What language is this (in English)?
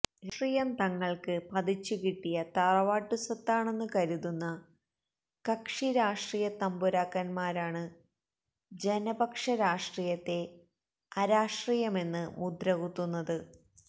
Malayalam